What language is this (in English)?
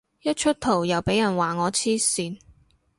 Cantonese